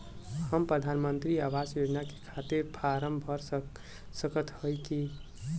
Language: Bhojpuri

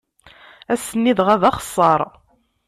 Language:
Kabyle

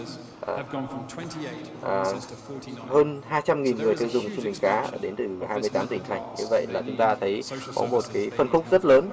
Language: Vietnamese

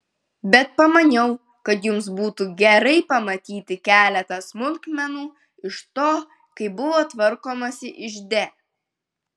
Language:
Lithuanian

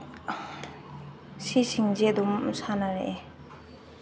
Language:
Manipuri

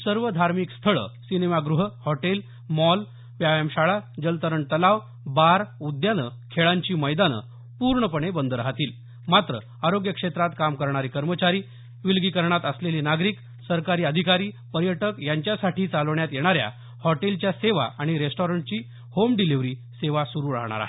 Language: Marathi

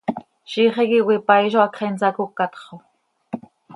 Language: Seri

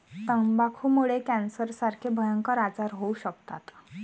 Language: Marathi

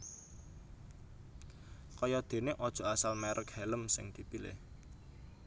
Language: Javanese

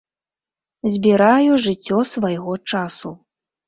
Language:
Belarusian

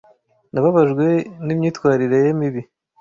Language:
Kinyarwanda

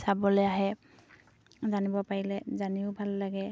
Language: Assamese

